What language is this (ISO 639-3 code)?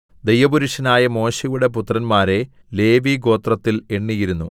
mal